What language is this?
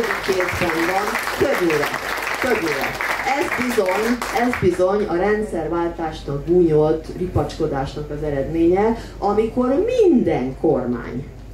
Hungarian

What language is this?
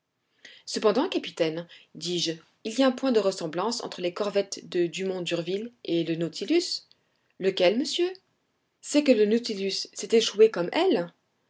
French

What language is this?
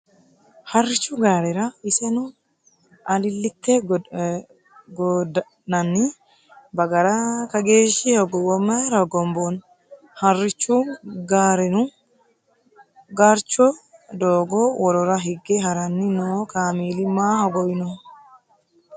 Sidamo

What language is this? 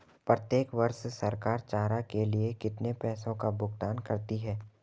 Hindi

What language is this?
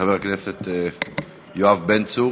Hebrew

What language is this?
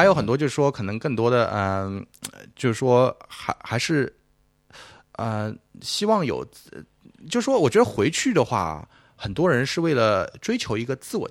Chinese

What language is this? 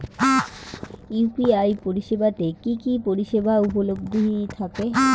Bangla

